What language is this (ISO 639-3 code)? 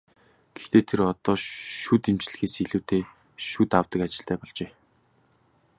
mon